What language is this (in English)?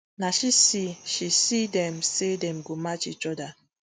Nigerian Pidgin